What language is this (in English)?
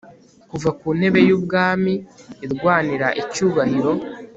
Kinyarwanda